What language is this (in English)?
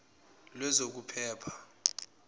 Zulu